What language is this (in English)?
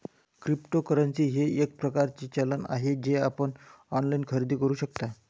Marathi